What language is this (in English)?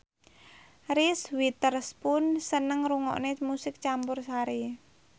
Javanese